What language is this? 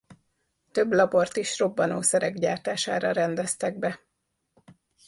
Hungarian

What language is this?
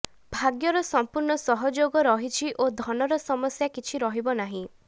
Odia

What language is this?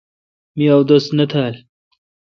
Kalkoti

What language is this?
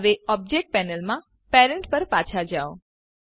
Gujarati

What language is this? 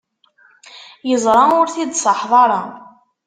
Kabyle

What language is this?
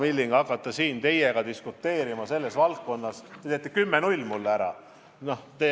Estonian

